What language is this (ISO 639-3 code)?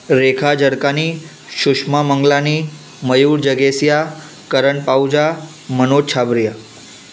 snd